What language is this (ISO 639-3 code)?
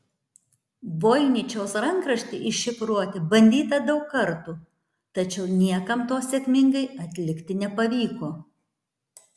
lit